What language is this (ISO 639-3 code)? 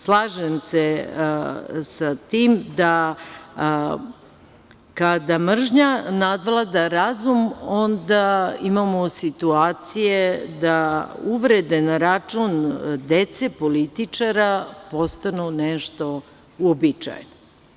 srp